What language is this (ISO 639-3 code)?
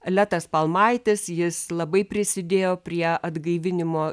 lit